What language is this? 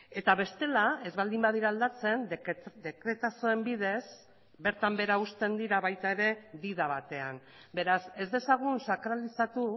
Basque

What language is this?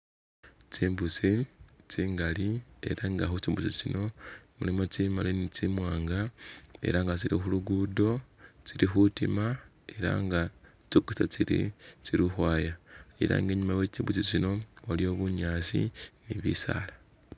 Masaaba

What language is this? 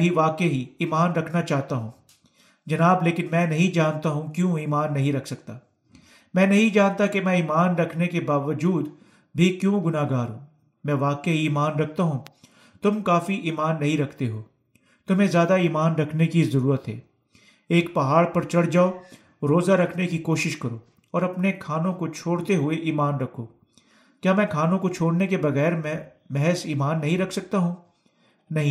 Urdu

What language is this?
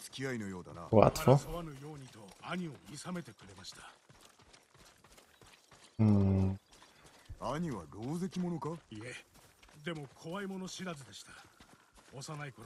Polish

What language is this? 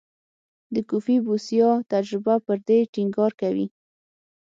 Pashto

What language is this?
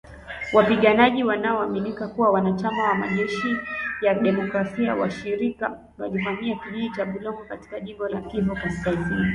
Swahili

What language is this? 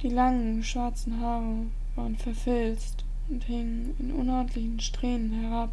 German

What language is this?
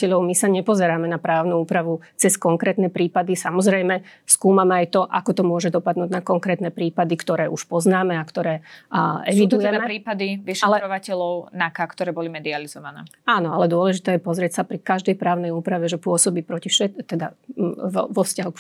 Slovak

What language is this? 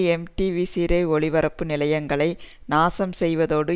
Tamil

